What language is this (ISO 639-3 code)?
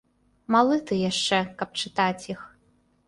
bel